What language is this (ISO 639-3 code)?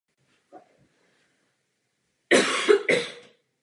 ces